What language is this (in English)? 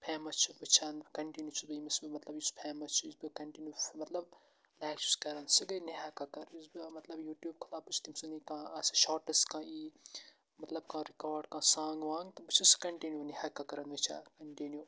Kashmiri